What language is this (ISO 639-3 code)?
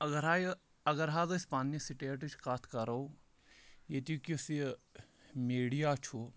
kas